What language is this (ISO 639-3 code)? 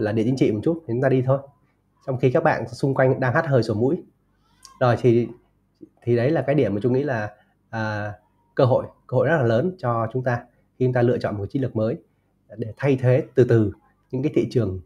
vie